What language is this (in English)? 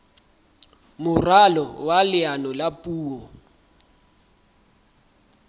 Southern Sotho